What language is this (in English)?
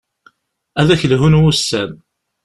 Kabyle